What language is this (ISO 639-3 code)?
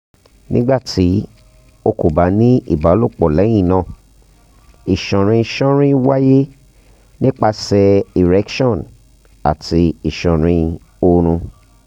yor